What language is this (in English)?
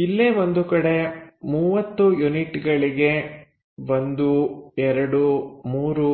Kannada